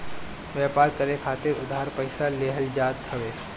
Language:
Bhojpuri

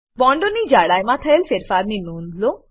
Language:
Gujarati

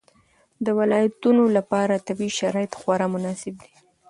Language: Pashto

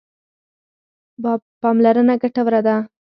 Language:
Pashto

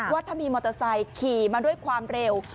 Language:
Thai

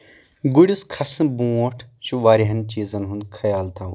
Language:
Kashmiri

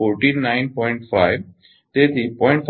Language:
Gujarati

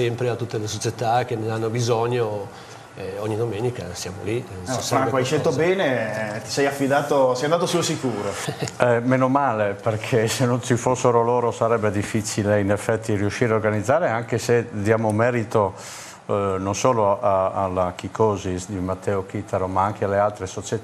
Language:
Italian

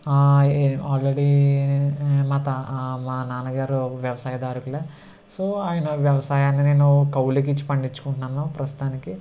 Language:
Telugu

